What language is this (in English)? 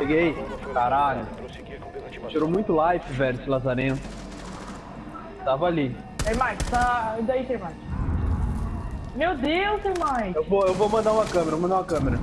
Portuguese